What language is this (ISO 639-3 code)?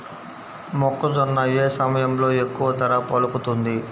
tel